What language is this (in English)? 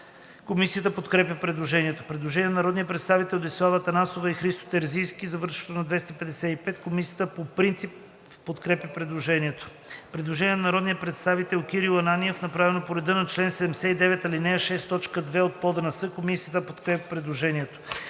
Bulgarian